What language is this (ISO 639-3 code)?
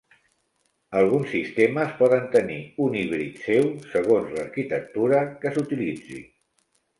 cat